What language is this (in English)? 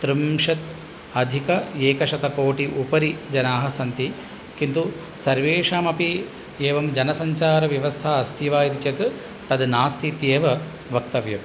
Sanskrit